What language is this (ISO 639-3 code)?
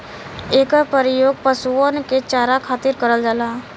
bho